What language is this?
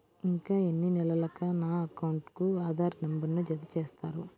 Telugu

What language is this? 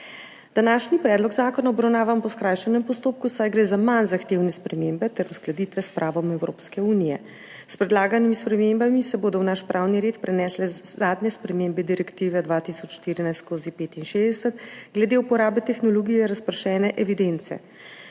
Slovenian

